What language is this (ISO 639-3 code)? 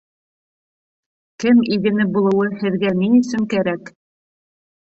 bak